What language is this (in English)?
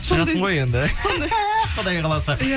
Kazakh